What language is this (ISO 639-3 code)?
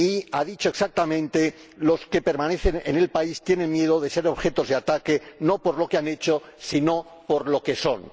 spa